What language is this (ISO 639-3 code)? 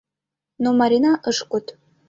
chm